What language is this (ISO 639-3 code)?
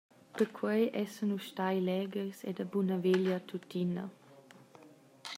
roh